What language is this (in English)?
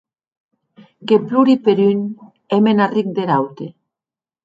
Occitan